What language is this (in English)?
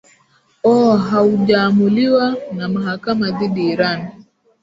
Swahili